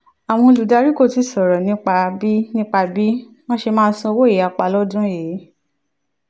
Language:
Yoruba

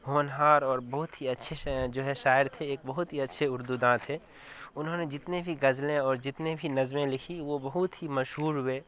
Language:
Urdu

